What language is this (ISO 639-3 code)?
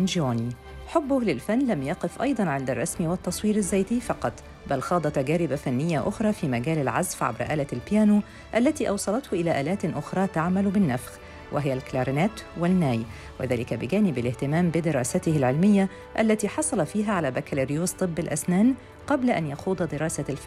ara